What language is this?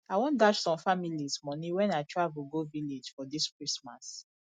Nigerian Pidgin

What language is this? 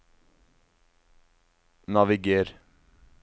Norwegian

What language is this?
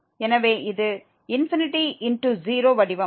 Tamil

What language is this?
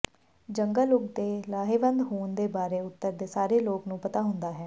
Punjabi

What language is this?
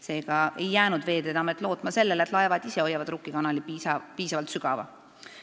Estonian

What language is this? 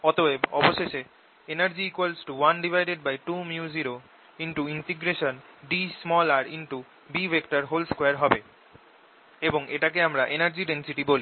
Bangla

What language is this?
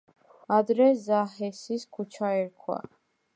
Georgian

